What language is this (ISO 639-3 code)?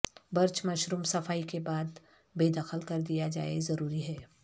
urd